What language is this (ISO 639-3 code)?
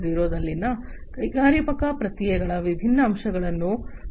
kan